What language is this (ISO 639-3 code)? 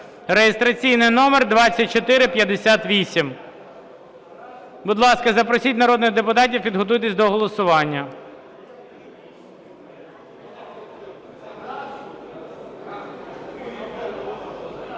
ukr